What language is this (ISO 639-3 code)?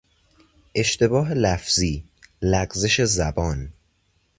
fas